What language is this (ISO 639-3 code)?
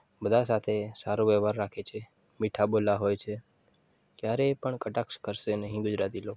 guj